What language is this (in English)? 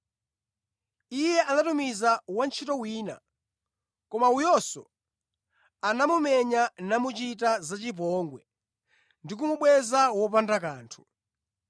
Nyanja